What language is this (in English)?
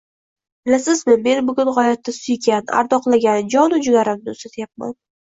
Uzbek